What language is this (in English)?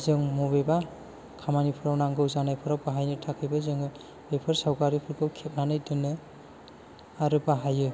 Bodo